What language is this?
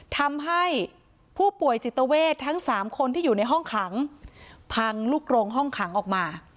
Thai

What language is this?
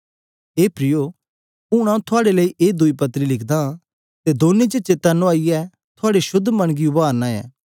Dogri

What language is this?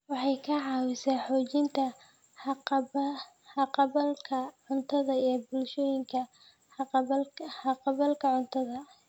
Somali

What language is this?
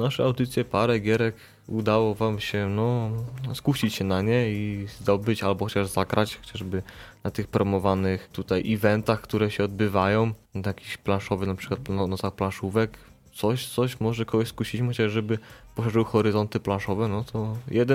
Polish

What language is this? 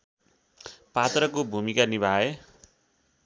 Nepali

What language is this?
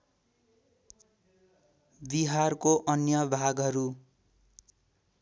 Nepali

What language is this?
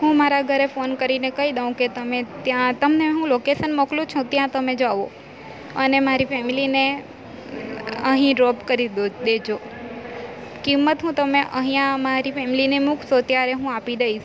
Gujarati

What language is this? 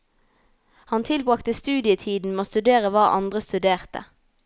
Norwegian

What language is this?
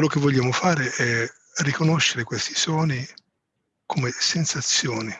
Italian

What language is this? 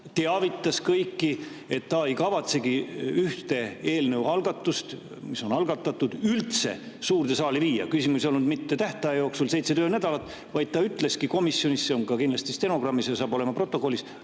Estonian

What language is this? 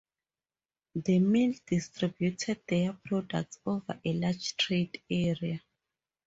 English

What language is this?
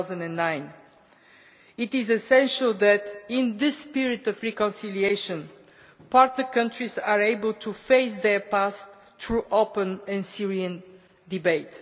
English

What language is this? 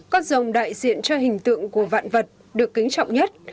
Vietnamese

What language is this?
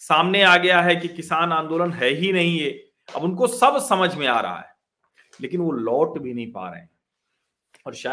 Hindi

